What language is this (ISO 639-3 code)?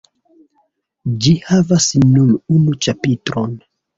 epo